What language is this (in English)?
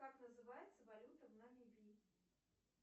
Russian